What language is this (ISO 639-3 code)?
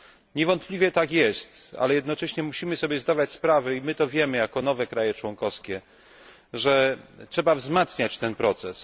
pol